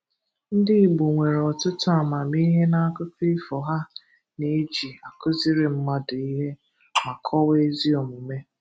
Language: Igbo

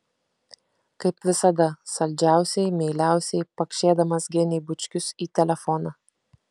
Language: Lithuanian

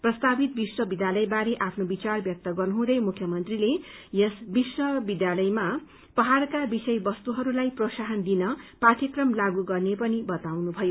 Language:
Nepali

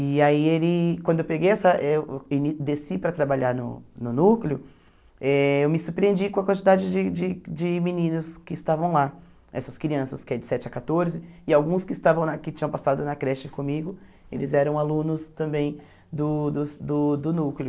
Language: Portuguese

